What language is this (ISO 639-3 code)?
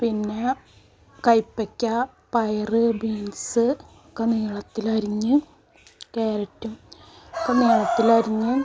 mal